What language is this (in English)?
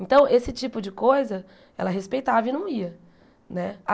Portuguese